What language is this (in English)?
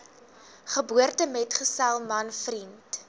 Afrikaans